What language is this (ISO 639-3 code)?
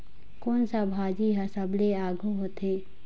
hne